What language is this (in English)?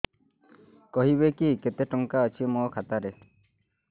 Odia